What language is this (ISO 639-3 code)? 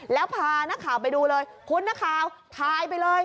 tha